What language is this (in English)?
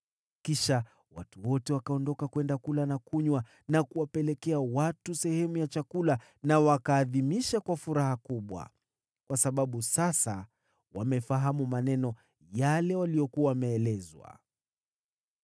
Swahili